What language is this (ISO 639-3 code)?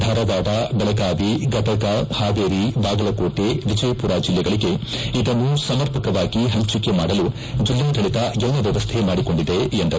kan